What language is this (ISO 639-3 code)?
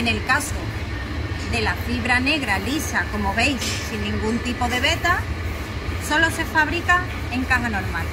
spa